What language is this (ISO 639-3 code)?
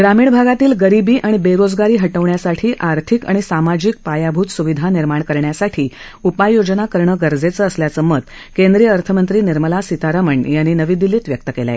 mar